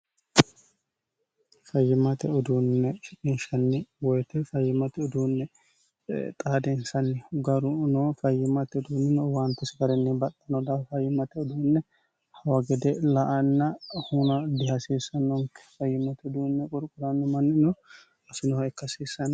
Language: Sidamo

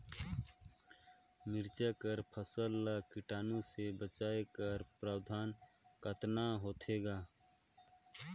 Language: Chhattisgarhi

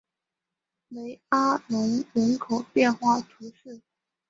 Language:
Chinese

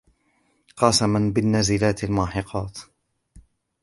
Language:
Arabic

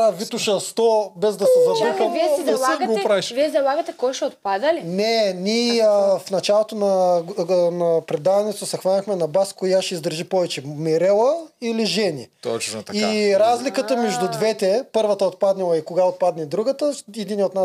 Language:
Bulgarian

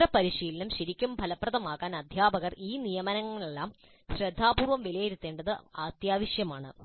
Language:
Malayalam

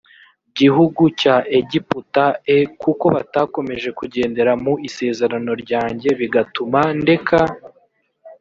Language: Kinyarwanda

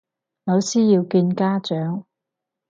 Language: Cantonese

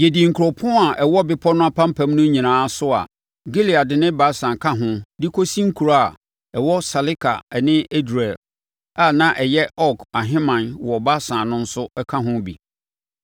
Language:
Akan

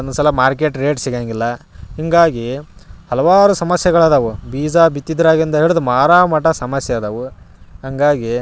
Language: Kannada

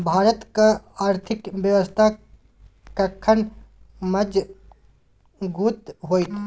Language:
Maithili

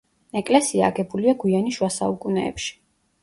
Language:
Georgian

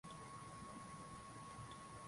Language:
Swahili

